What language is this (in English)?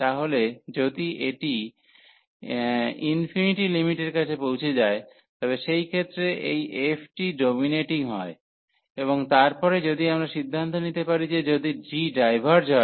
Bangla